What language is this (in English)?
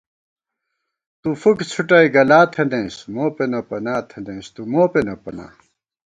Gawar-Bati